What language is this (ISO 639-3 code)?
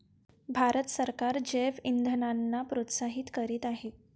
mar